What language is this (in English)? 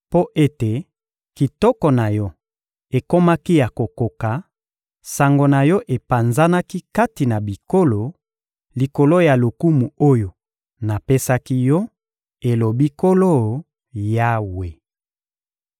Lingala